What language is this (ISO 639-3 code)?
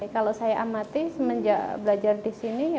ind